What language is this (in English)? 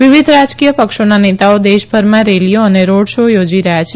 Gujarati